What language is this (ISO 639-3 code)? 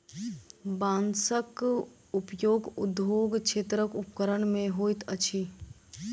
mai